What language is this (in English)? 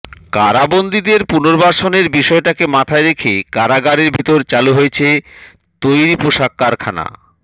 Bangla